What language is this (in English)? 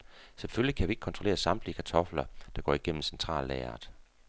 Danish